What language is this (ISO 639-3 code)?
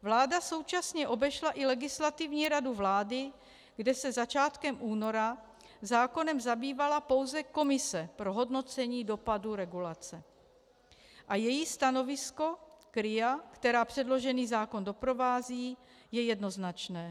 ces